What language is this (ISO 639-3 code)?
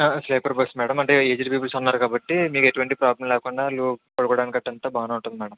tel